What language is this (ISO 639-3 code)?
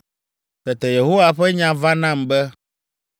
ewe